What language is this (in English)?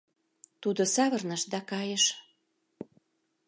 Mari